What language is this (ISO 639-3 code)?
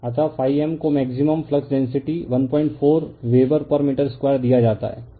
hin